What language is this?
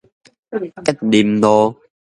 Min Nan Chinese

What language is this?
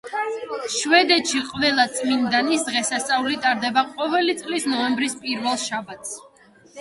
Georgian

